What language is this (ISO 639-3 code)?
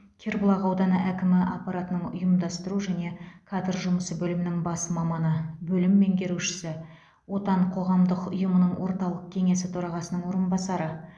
kaz